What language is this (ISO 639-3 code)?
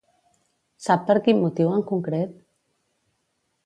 cat